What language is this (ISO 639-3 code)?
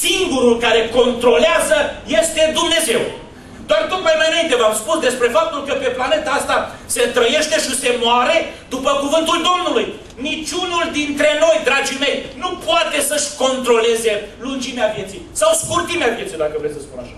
ron